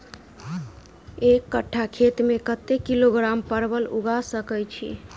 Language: Maithili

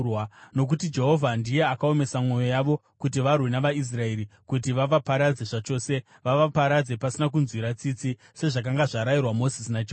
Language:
Shona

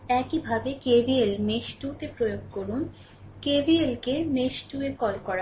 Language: Bangla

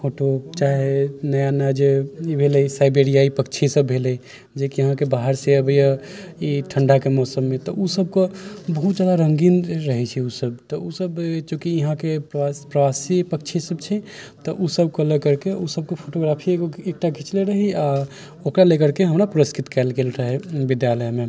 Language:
Maithili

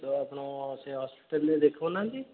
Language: Odia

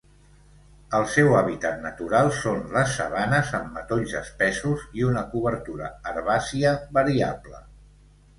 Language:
Catalan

